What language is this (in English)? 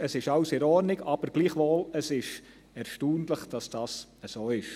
Swiss German